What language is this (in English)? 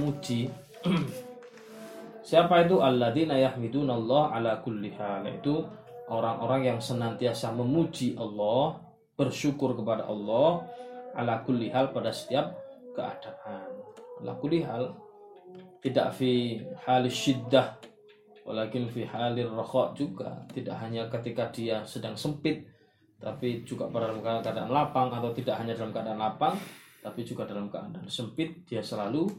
Malay